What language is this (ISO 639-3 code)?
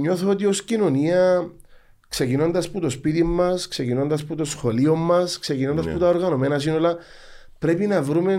ell